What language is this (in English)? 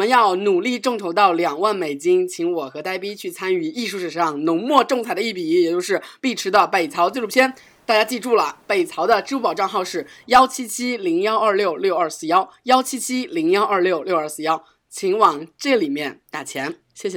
Chinese